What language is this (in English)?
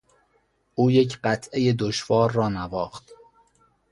Persian